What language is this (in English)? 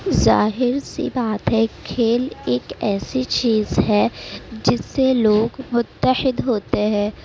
Urdu